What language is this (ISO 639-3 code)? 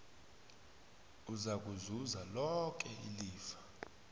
nbl